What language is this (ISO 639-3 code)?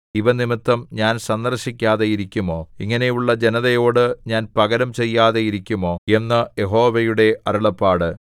mal